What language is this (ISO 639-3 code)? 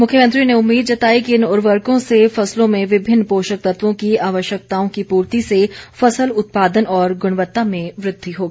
hin